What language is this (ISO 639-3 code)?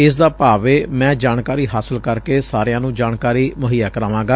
pan